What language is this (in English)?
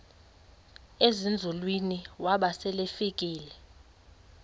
Xhosa